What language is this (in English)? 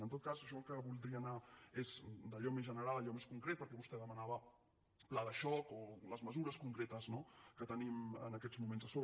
Catalan